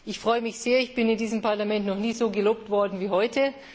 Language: German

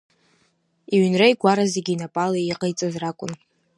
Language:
Abkhazian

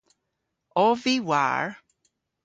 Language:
Cornish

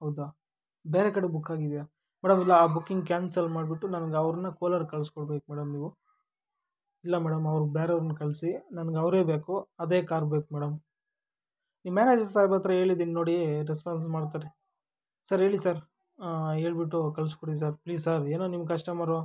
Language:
Kannada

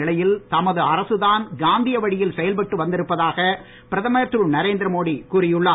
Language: Tamil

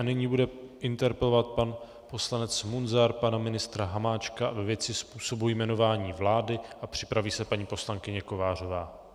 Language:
Czech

